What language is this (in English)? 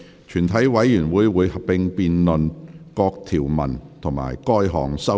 Cantonese